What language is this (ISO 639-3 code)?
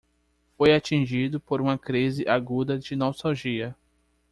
por